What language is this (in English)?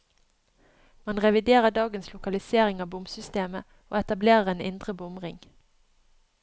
Norwegian